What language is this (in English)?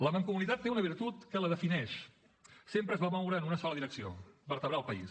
Catalan